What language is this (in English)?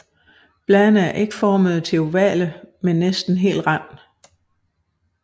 Danish